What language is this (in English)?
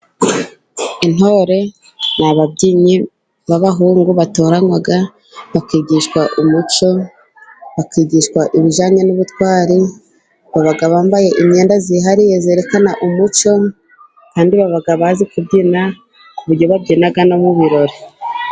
Kinyarwanda